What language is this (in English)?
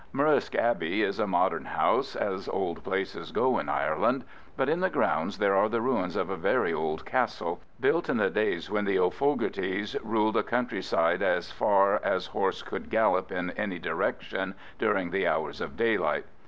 English